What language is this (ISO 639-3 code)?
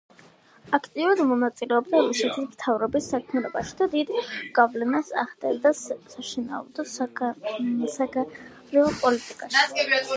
kat